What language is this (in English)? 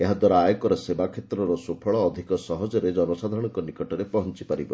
Odia